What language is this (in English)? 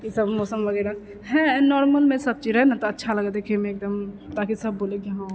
Maithili